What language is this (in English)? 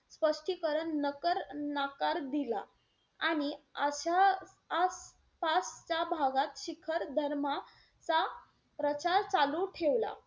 Marathi